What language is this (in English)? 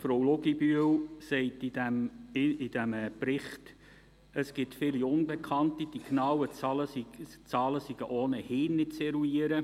Swiss German